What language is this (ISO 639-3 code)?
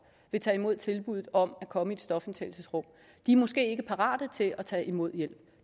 dan